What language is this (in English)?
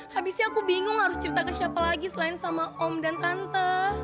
Indonesian